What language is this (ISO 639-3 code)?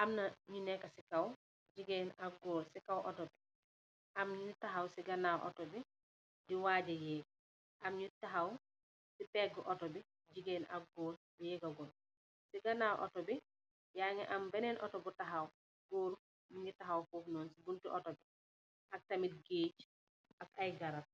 wol